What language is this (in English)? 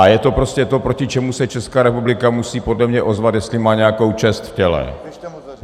Czech